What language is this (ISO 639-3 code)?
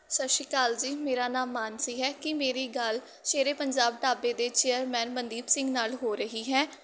pan